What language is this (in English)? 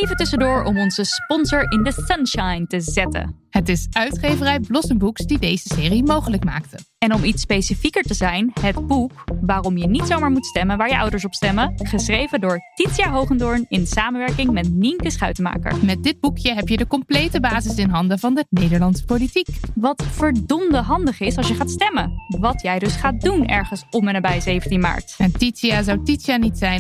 Dutch